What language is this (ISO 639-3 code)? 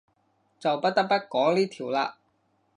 yue